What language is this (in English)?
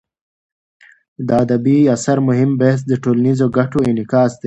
Pashto